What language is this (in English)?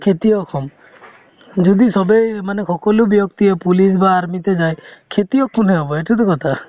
Assamese